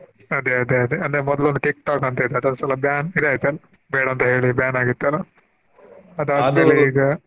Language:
Kannada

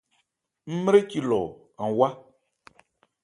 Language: Ebrié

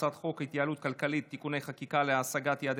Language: Hebrew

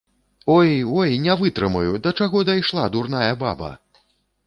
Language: Belarusian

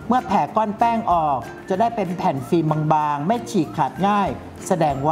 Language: Thai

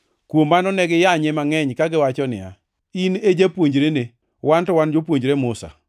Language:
Luo (Kenya and Tanzania)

